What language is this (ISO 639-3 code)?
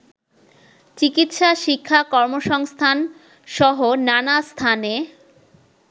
ben